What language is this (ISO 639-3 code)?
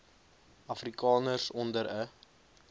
afr